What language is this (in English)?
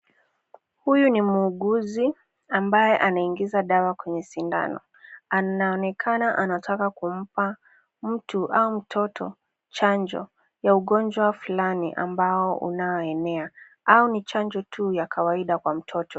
Swahili